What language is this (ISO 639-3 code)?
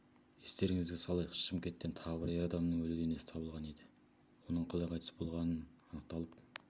kaz